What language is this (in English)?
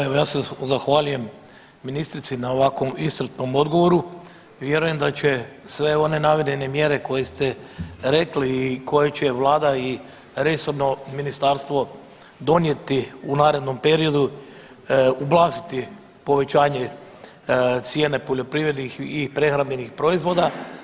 Croatian